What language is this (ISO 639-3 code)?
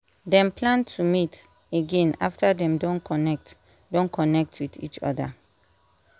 pcm